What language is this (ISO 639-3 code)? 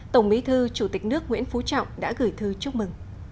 vie